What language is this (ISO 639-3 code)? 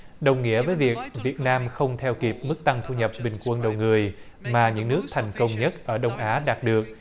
vie